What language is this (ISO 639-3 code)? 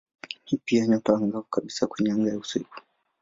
swa